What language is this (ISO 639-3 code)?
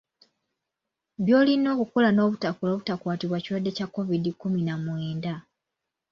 lug